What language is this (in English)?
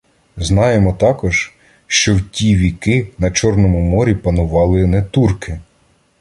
Ukrainian